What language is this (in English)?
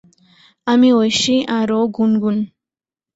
Bangla